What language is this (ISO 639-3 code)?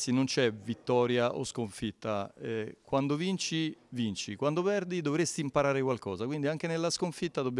ita